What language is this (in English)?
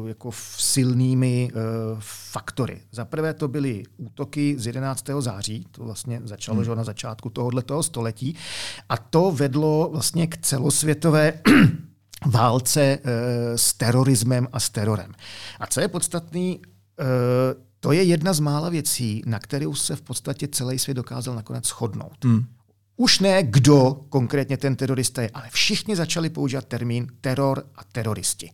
Czech